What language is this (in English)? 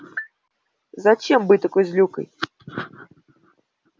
Russian